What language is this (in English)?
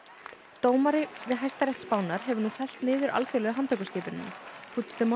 Icelandic